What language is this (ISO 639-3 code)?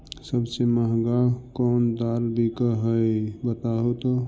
mag